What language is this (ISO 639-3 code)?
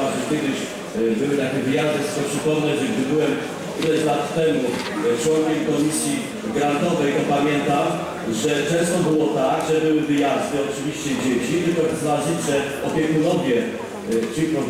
pol